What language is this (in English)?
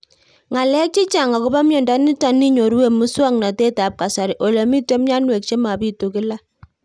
Kalenjin